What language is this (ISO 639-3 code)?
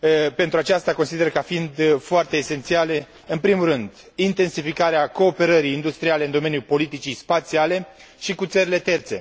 ron